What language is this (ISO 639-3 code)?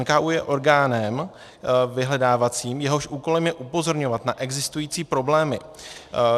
ces